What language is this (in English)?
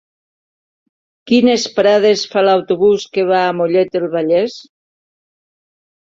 Catalan